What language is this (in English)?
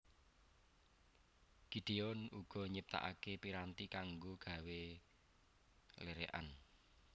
Javanese